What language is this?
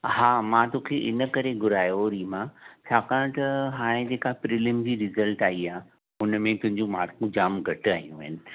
Sindhi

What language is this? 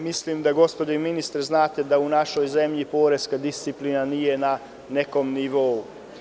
Serbian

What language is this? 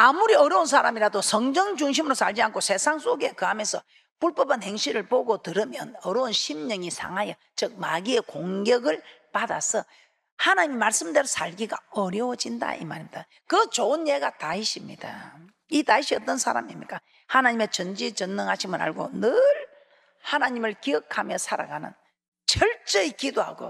Korean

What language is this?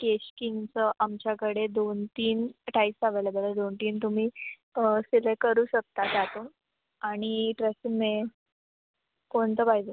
Marathi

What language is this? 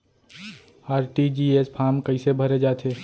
Chhattisgarhi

